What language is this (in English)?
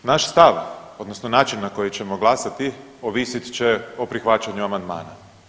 Croatian